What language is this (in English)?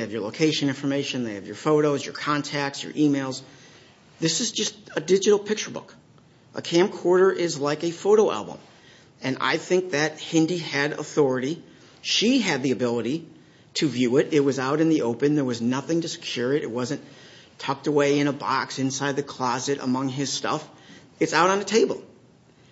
English